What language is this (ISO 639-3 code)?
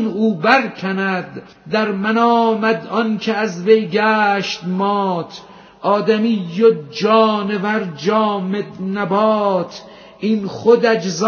fas